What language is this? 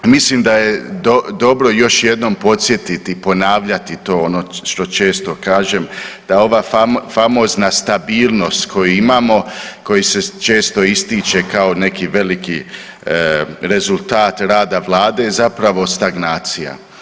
Croatian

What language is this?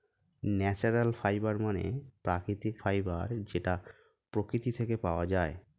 Bangla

